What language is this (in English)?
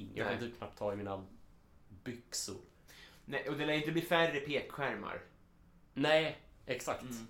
Swedish